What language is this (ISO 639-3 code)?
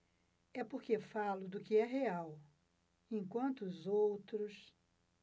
por